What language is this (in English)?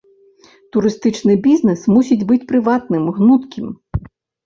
Belarusian